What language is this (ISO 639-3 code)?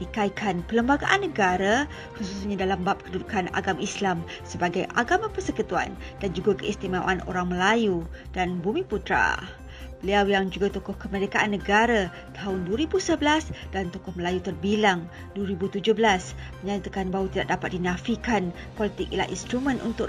msa